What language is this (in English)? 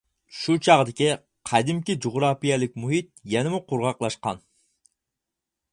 Uyghur